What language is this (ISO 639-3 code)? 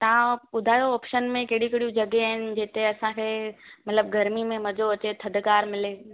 snd